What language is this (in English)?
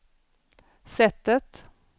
Swedish